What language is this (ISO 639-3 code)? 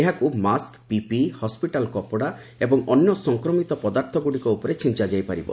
ori